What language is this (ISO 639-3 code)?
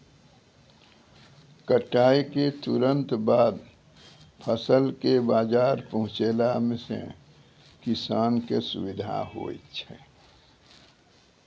mai